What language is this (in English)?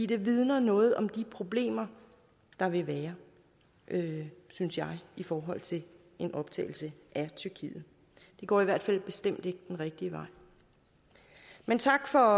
Danish